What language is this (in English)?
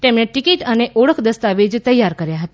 Gujarati